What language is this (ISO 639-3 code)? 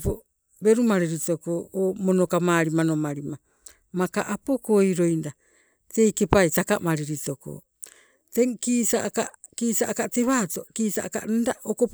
nco